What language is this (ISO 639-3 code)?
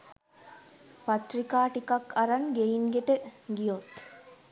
sin